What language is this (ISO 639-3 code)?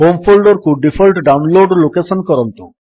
ori